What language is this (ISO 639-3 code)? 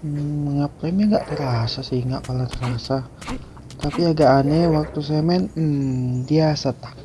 ind